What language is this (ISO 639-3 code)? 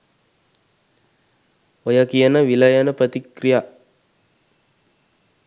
sin